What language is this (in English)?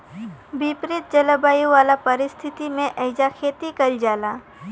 Bhojpuri